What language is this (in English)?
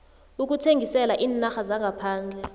South Ndebele